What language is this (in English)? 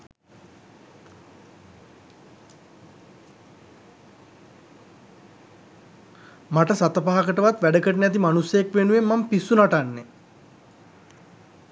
Sinhala